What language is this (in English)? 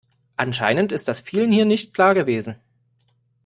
German